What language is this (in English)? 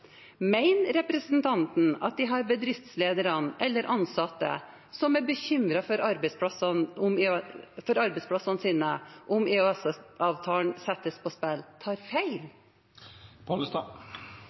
Norwegian